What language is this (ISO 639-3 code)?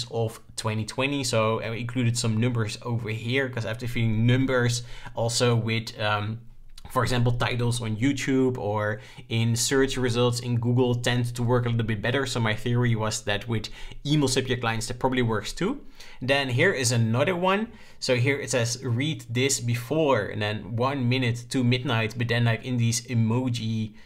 eng